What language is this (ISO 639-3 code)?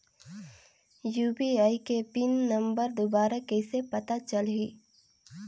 hne